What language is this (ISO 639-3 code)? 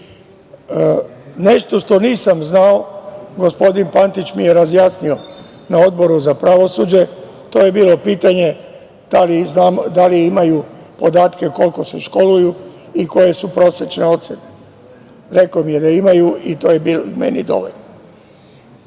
srp